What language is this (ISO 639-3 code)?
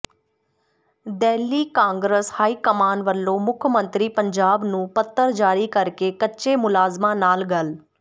pan